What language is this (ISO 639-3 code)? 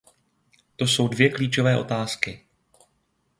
ces